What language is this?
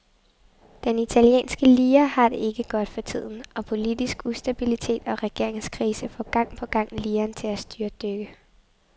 Danish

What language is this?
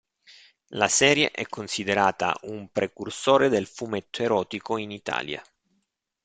Italian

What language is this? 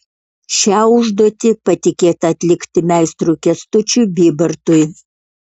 Lithuanian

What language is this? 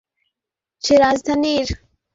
Bangla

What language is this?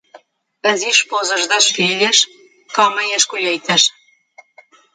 Portuguese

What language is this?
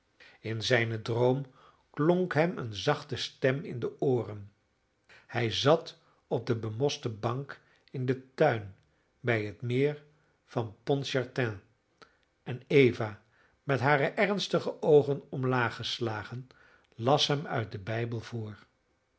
Dutch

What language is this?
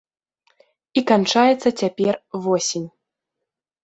Belarusian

